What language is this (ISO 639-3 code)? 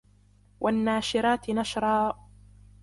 ara